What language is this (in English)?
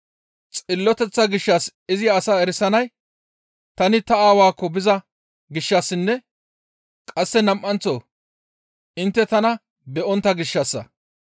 Gamo